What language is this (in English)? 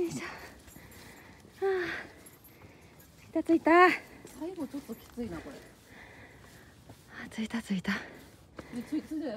Japanese